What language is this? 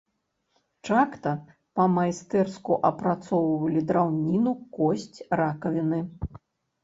Belarusian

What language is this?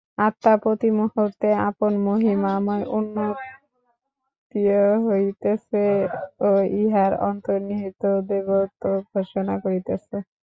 Bangla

